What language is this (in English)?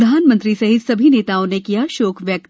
Hindi